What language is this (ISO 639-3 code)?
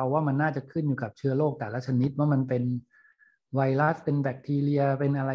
tha